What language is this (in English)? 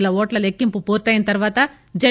Telugu